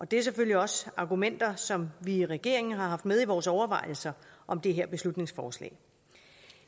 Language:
Danish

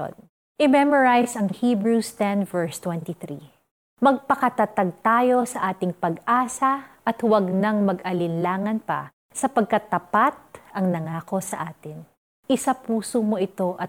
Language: Filipino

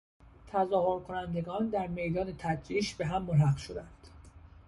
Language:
Persian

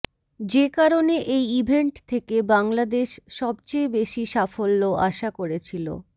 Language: Bangla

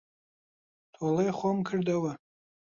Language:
Central Kurdish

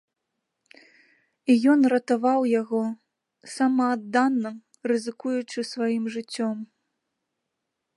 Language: Belarusian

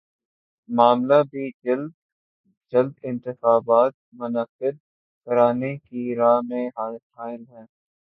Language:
Urdu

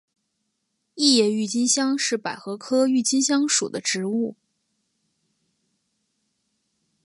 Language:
Chinese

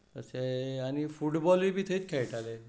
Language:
Konkani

